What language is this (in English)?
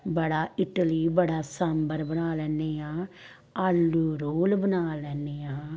Punjabi